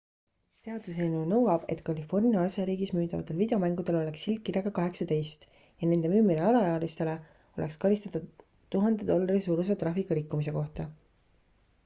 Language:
Estonian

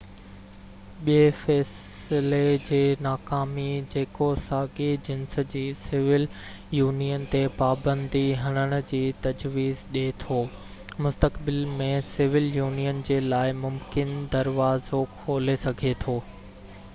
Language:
Sindhi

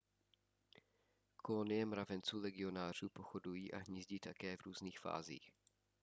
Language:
Czech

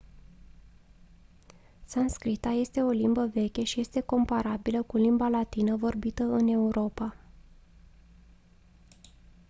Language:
Romanian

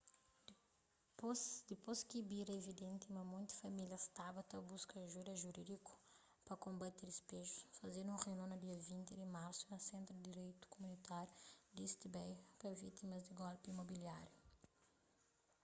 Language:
Kabuverdianu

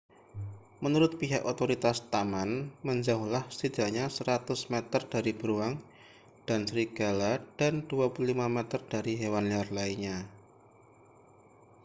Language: Indonesian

